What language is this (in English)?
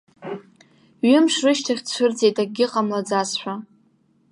Abkhazian